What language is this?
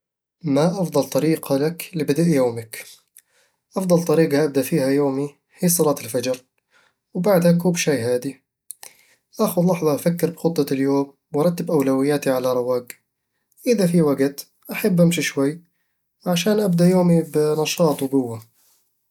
Eastern Egyptian Bedawi Arabic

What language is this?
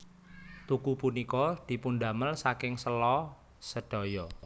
Javanese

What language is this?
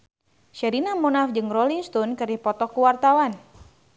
Sundanese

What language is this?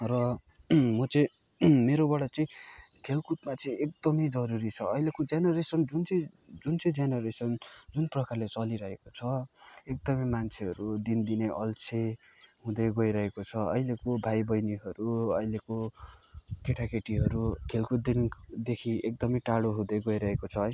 Nepali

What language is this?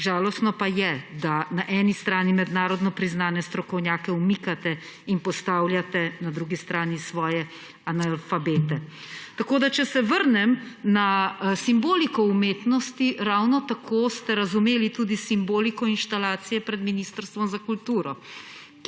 Slovenian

